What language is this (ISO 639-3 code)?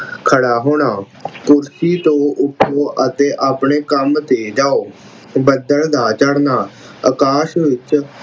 pan